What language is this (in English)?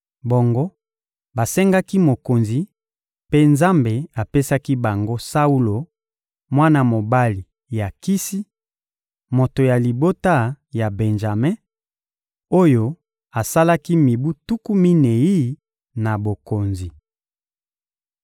Lingala